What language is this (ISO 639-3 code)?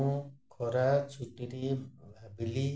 ori